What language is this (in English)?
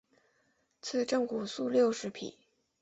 Chinese